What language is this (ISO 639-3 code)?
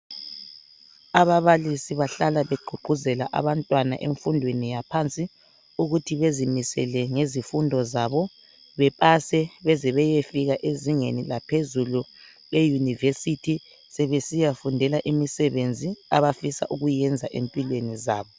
nde